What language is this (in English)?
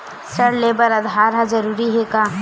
Chhattisgarhi